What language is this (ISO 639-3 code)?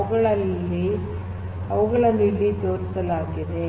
kan